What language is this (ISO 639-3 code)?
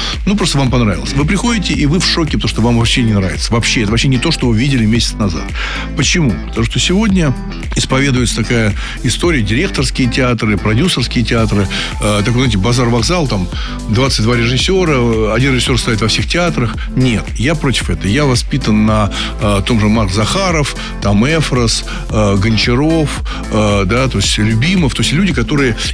rus